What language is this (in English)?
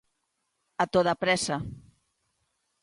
Galician